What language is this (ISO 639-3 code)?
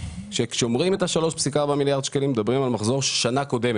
heb